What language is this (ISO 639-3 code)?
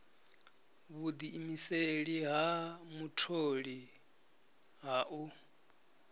ven